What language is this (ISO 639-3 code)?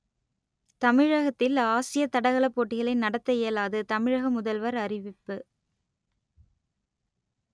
tam